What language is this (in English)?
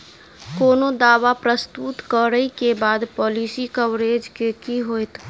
Maithili